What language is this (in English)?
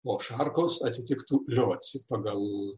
Lithuanian